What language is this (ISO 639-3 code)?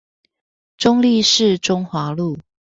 zho